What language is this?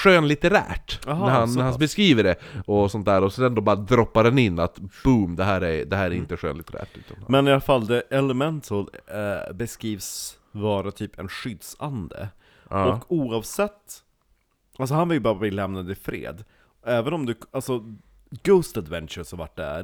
Swedish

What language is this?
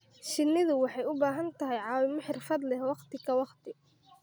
Somali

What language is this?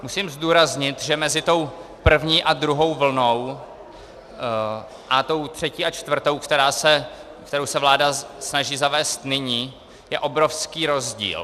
Czech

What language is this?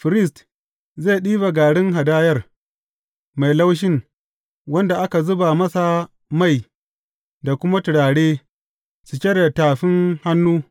Hausa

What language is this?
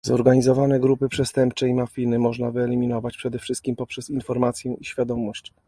Polish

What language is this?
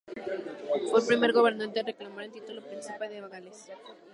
Spanish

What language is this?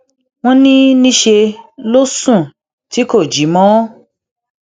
Yoruba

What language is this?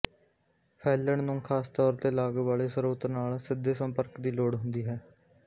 Punjabi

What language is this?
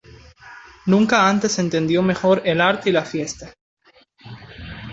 Spanish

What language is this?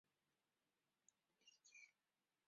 Chinese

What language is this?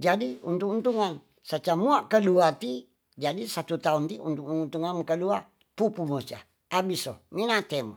Tonsea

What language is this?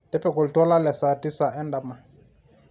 Masai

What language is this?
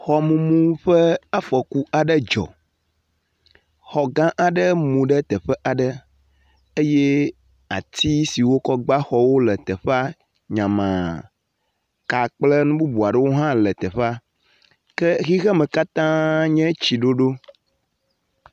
Ewe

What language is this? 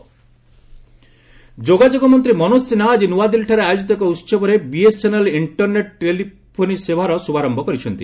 Odia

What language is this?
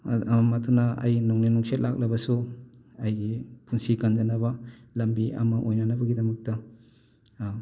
Manipuri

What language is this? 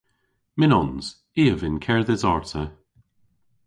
Cornish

